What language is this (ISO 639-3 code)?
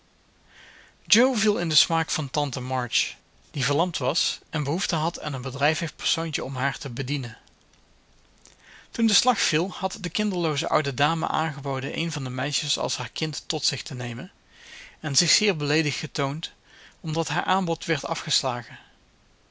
nld